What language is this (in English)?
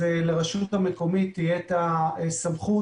Hebrew